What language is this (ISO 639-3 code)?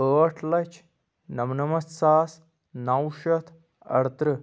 kas